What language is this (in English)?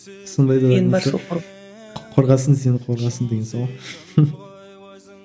Kazakh